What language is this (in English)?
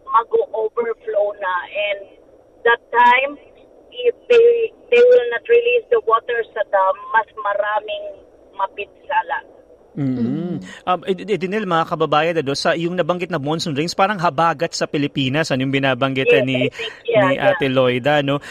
Filipino